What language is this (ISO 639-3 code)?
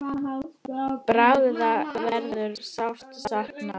isl